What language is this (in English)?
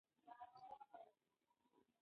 Pashto